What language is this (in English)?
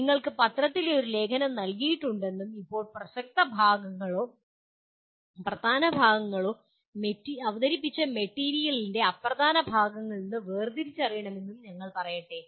Malayalam